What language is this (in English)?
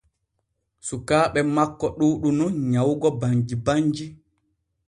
Borgu Fulfulde